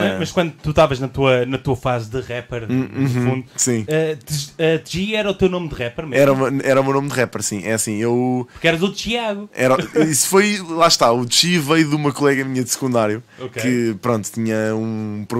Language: Portuguese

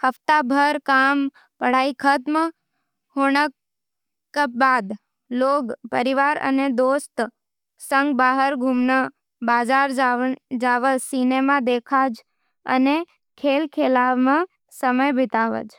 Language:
Nimadi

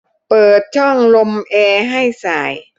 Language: Thai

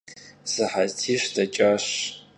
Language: Kabardian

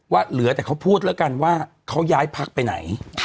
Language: Thai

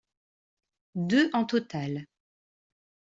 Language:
French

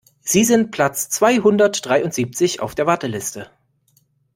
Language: German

